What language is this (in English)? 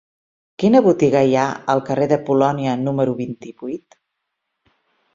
Catalan